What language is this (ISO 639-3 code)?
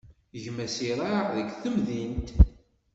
kab